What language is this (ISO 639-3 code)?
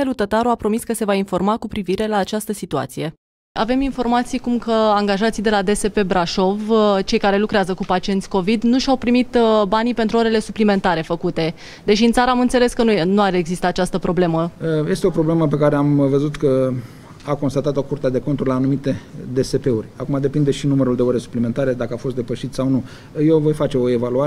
ron